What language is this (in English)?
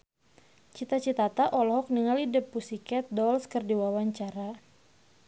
Sundanese